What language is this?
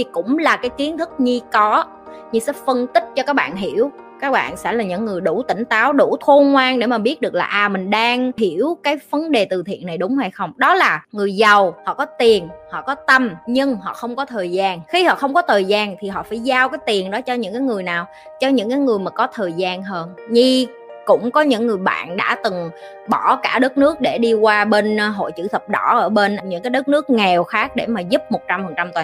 Vietnamese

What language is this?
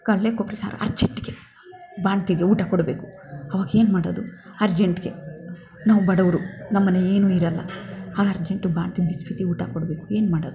Kannada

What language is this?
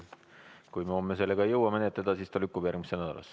Estonian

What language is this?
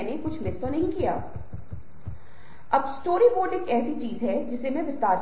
Hindi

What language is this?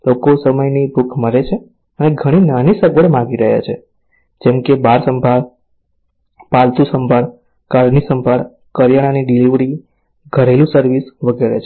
Gujarati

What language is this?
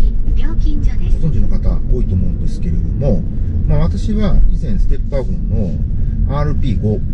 Japanese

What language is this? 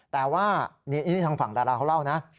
Thai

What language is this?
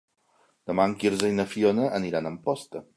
Catalan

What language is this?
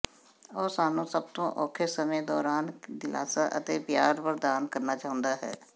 Punjabi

